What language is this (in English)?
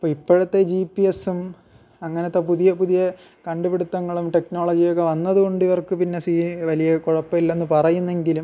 Malayalam